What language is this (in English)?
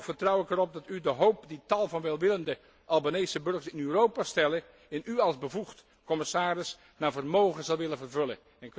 Dutch